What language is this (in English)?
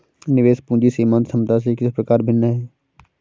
Hindi